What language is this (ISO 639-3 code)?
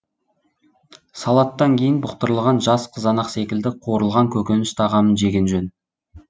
kaz